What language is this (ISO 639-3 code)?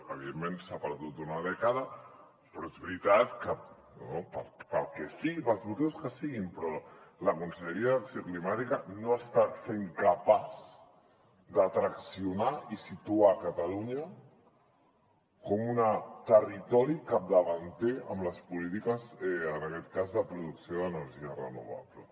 cat